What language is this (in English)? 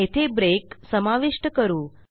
Marathi